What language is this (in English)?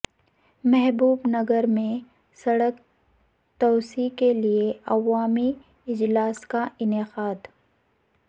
Urdu